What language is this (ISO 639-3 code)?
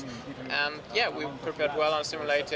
ind